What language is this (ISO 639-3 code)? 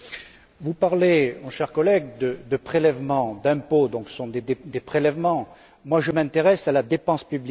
fra